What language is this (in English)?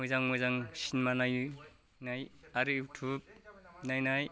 Bodo